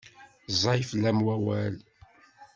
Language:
Kabyle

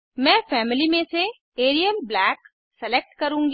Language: Hindi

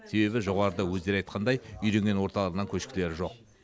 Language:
Kazakh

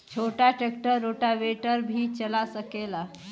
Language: Bhojpuri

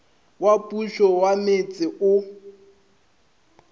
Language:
Northern Sotho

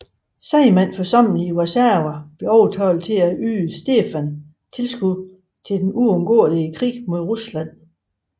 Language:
Danish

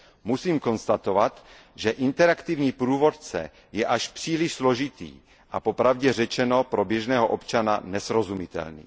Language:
Czech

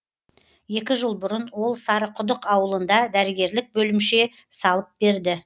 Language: Kazakh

